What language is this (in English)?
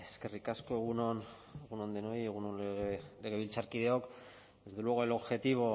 Basque